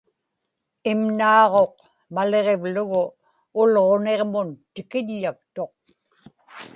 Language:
Inupiaq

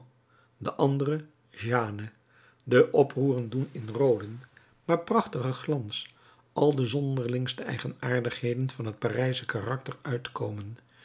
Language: Dutch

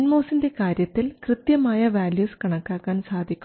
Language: Malayalam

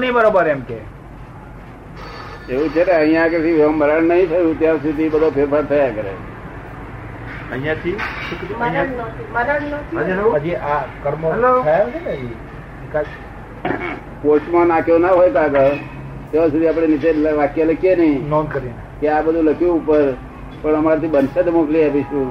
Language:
Gujarati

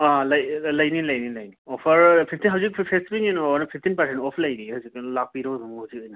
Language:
Manipuri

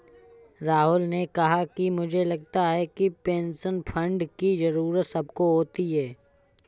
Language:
Hindi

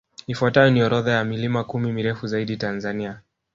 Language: Swahili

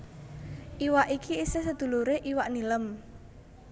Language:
Javanese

